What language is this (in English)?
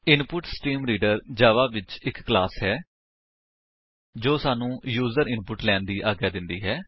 Punjabi